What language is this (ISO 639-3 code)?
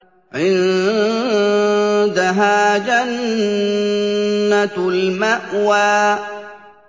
ara